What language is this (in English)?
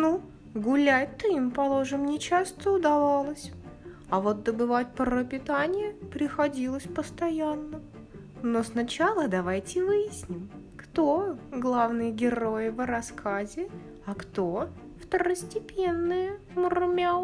Russian